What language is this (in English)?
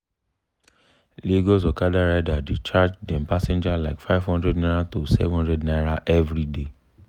Nigerian Pidgin